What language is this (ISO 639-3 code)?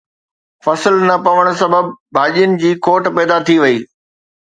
snd